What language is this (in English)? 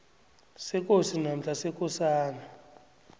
South Ndebele